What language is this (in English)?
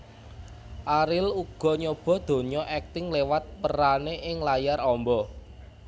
Javanese